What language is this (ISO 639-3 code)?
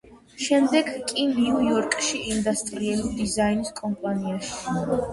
kat